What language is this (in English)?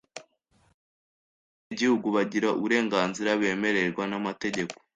Kinyarwanda